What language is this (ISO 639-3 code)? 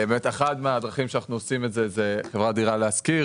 heb